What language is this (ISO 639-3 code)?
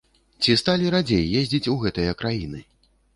bel